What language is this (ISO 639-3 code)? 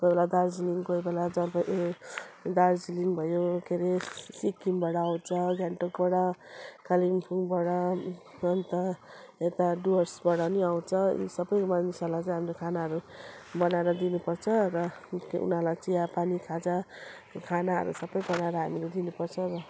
nep